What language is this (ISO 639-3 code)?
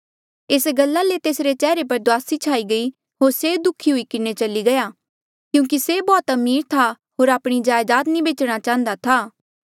mjl